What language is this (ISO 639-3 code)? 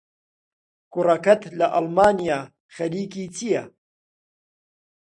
ckb